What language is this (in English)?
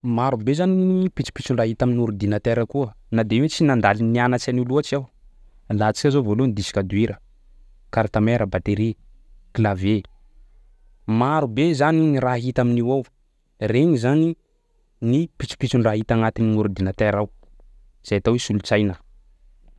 Sakalava Malagasy